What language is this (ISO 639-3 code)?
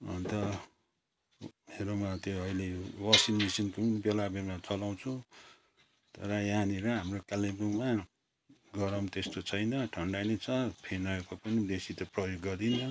nep